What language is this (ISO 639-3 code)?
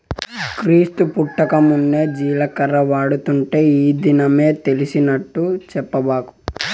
tel